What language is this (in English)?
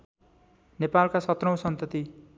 Nepali